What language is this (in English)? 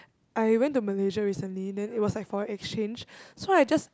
English